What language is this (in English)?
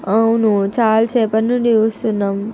Telugu